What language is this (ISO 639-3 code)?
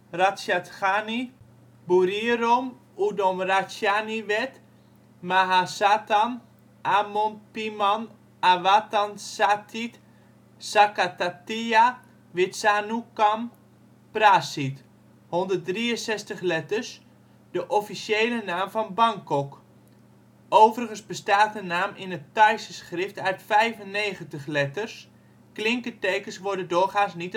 nld